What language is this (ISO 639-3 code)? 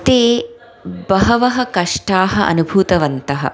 san